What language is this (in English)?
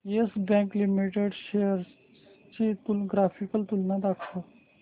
Marathi